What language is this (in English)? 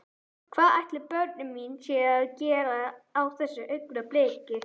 Icelandic